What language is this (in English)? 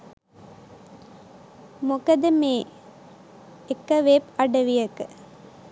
Sinhala